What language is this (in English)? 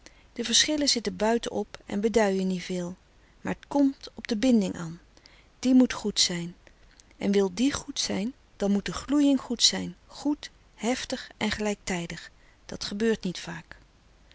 Dutch